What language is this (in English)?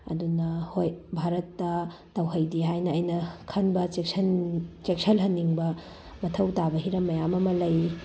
Manipuri